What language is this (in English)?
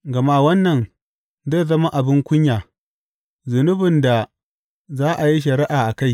Hausa